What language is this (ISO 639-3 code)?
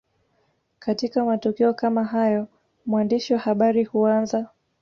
swa